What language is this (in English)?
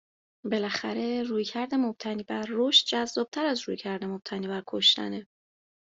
Persian